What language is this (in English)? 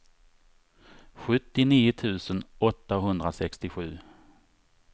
Swedish